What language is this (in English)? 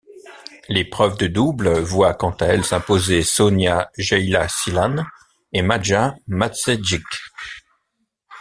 French